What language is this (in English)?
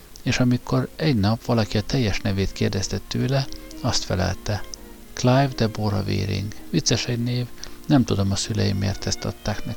Hungarian